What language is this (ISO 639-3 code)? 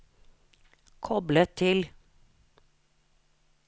nor